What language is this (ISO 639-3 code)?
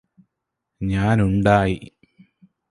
mal